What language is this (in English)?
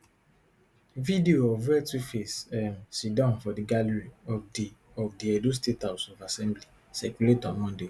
Nigerian Pidgin